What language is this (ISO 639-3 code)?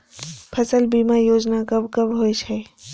mai